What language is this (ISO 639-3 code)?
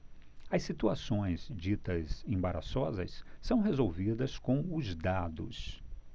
por